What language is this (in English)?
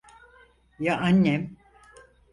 Turkish